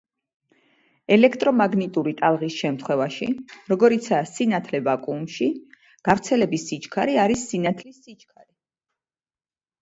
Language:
Georgian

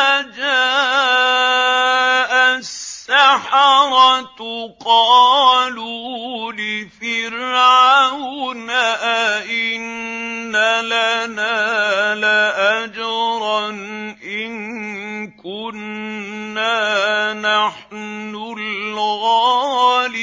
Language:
Arabic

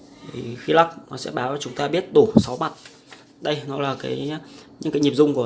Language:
Vietnamese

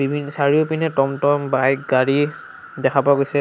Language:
Assamese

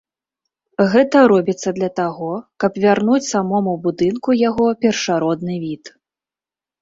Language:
Belarusian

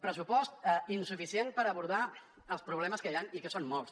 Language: Catalan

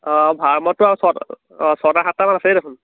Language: Assamese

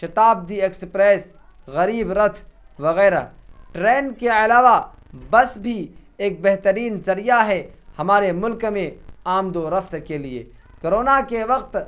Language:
Urdu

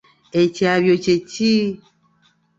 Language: Ganda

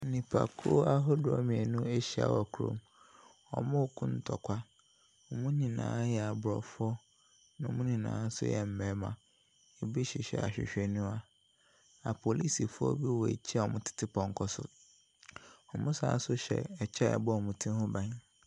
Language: Akan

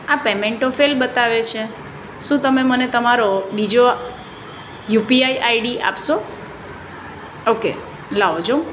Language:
Gujarati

